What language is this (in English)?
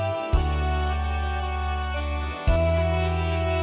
Thai